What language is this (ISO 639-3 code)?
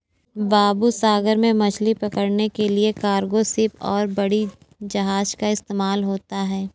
hin